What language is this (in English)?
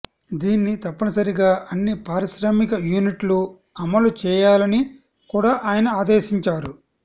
Telugu